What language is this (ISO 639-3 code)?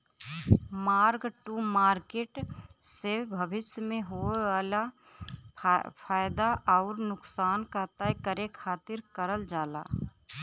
bho